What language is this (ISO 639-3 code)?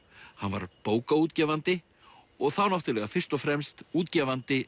isl